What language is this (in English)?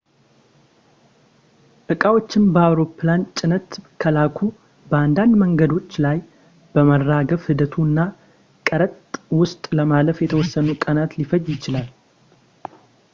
Amharic